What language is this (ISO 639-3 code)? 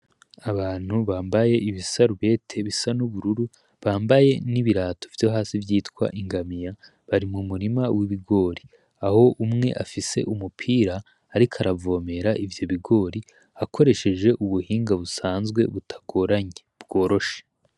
run